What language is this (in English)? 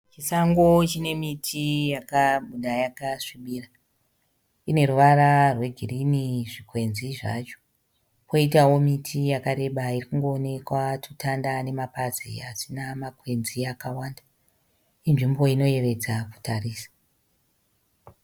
Shona